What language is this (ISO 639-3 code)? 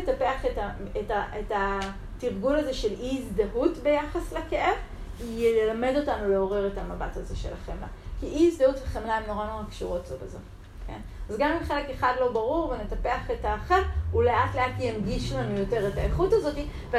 heb